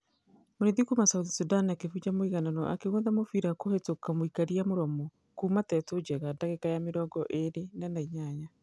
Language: Kikuyu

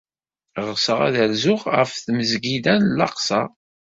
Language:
Kabyle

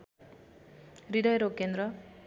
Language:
Nepali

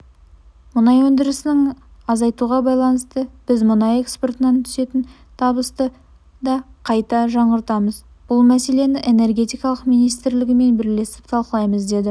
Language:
Kazakh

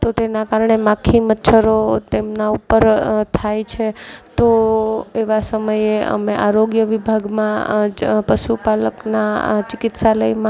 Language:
Gujarati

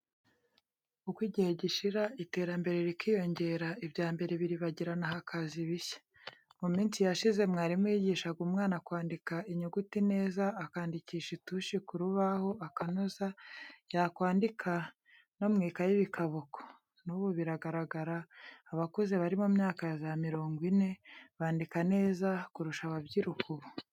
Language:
Kinyarwanda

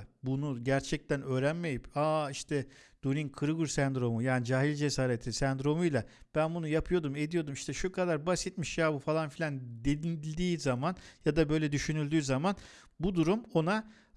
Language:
Turkish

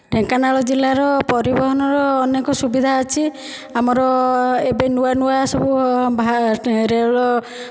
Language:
Odia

